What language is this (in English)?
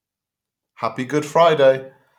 English